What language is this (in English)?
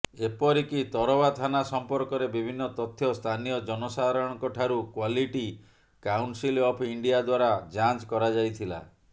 Odia